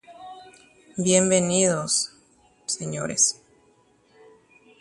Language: Guarani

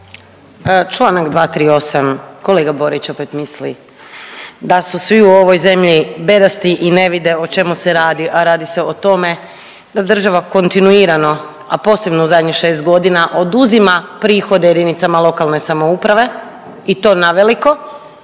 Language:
Croatian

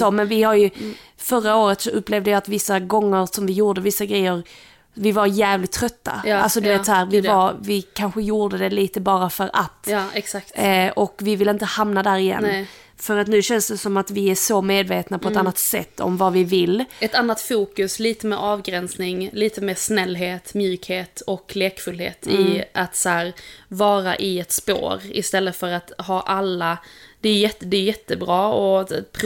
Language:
Swedish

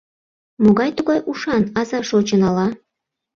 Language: Mari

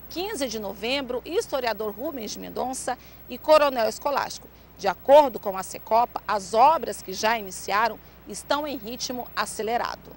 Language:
Portuguese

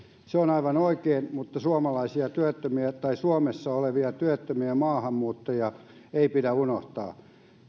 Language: Finnish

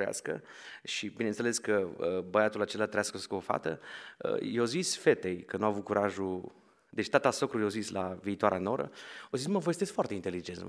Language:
Romanian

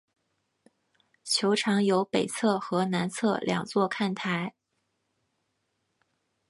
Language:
Chinese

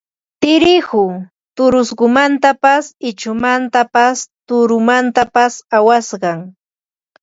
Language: Ambo-Pasco Quechua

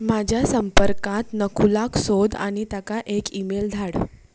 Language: Konkani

